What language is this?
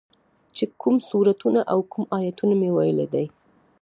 Pashto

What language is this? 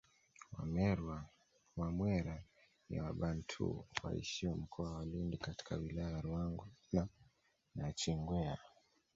Swahili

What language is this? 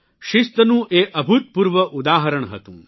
Gujarati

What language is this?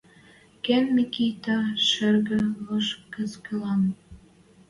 Western Mari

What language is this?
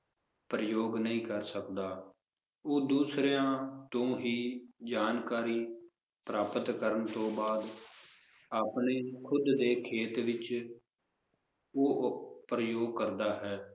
Punjabi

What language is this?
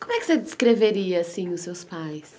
Portuguese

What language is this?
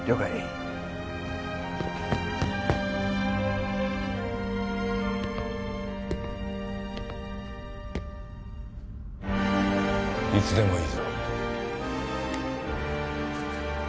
Japanese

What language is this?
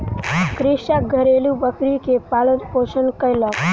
Maithili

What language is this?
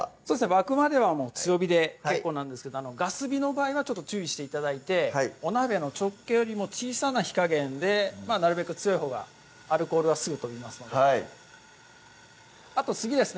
Japanese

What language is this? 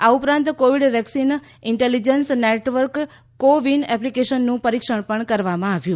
Gujarati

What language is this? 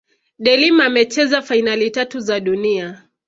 Swahili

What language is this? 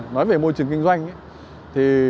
Vietnamese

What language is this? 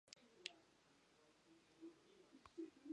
Yakut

